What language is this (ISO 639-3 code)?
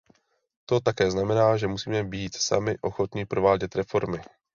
ces